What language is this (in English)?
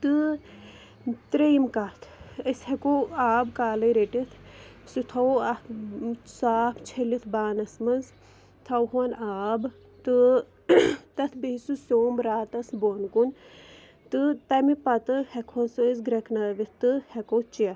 Kashmiri